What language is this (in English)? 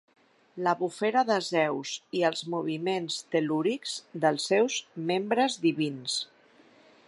Catalan